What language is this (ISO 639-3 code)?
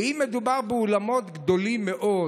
heb